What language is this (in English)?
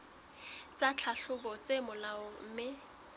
Southern Sotho